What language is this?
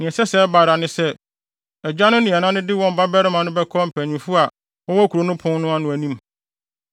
Akan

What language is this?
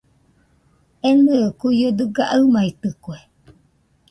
Nüpode Huitoto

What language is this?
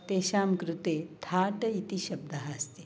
Sanskrit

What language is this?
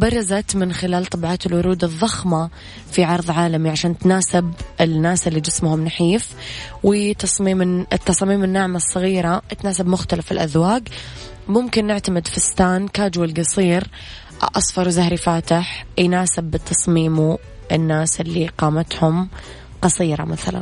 Arabic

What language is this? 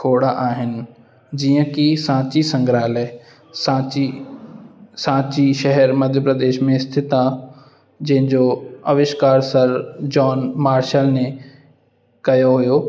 Sindhi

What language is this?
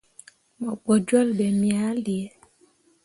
Mundang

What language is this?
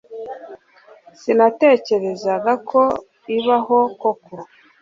Kinyarwanda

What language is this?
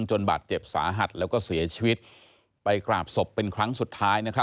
Thai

